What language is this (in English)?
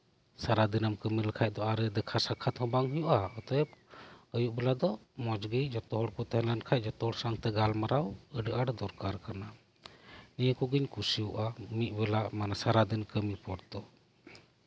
Santali